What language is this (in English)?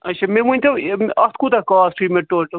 Kashmiri